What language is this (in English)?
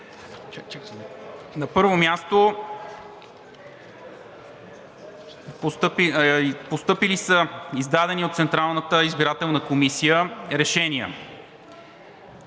Bulgarian